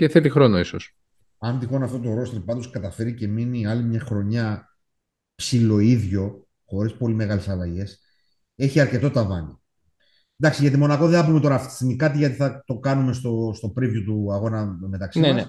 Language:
Greek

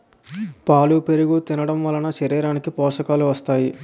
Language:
Telugu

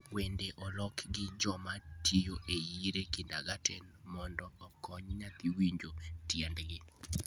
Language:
Luo (Kenya and Tanzania)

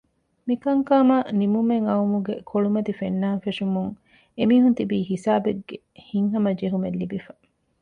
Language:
Divehi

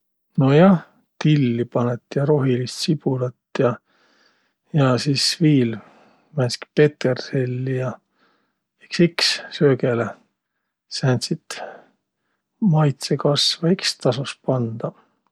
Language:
Võro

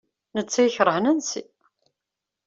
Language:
Kabyle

